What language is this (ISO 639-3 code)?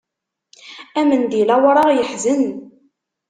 kab